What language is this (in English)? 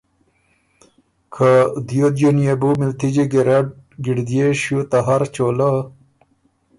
Ormuri